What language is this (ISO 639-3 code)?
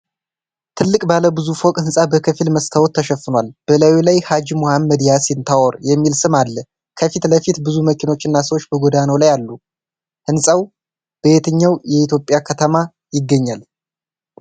amh